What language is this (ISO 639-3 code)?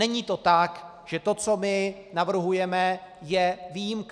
ces